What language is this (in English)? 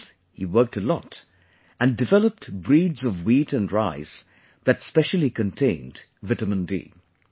English